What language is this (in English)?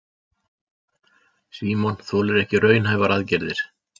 Icelandic